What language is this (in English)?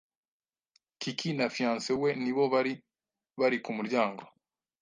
Kinyarwanda